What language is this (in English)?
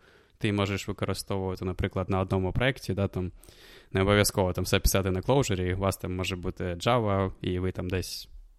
Ukrainian